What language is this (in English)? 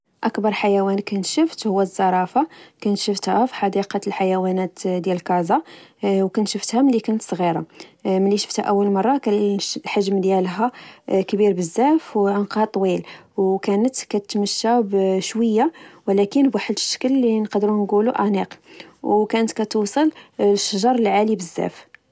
Moroccan Arabic